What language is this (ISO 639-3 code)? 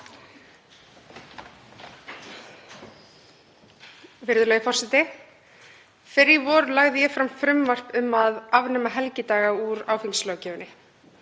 isl